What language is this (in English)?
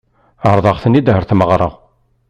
Kabyle